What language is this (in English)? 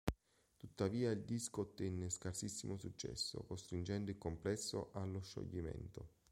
Italian